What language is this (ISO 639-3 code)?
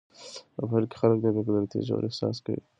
pus